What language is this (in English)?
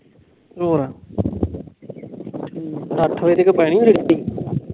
Punjabi